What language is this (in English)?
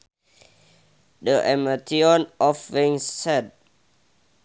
Sundanese